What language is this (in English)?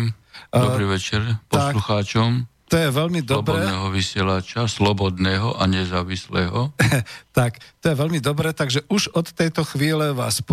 Slovak